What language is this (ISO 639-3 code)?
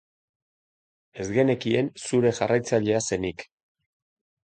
eus